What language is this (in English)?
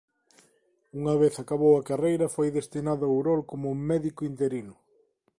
Galician